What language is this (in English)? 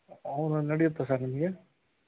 Kannada